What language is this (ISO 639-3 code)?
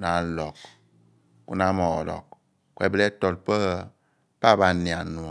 abn